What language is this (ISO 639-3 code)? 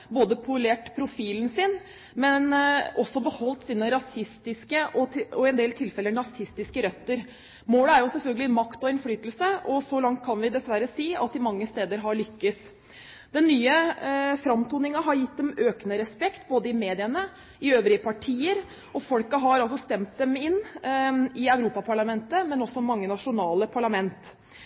nob